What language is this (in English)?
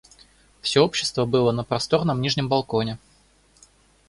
Russian